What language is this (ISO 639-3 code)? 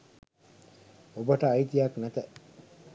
sin